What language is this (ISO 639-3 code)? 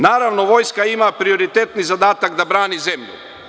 srp